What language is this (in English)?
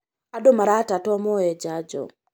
Kikuyu